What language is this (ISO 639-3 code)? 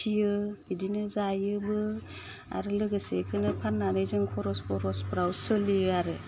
brx